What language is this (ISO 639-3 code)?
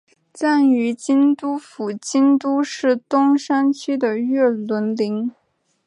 zho